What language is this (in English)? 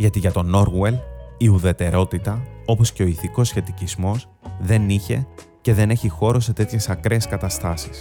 Greek